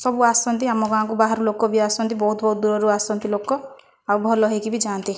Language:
Odia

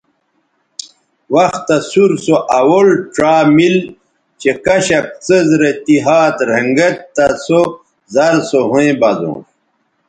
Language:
Bateri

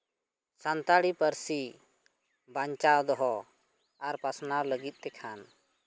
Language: Santali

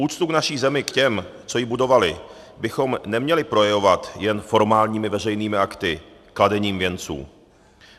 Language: Czech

